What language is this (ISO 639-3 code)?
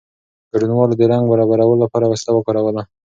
pus